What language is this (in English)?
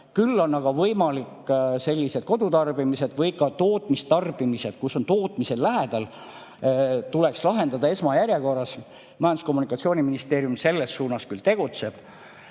Estonian